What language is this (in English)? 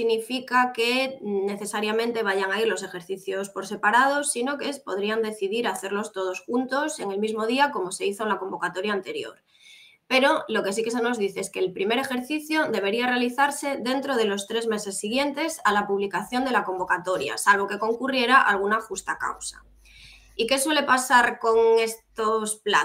Spanish